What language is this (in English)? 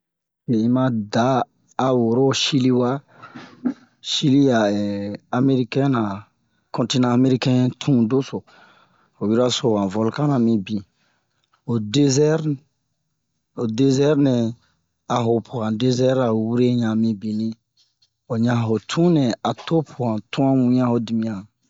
Bomu